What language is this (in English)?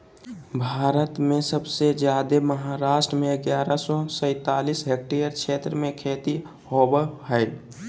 Magahi